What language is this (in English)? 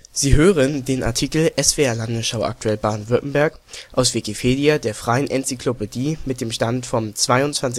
German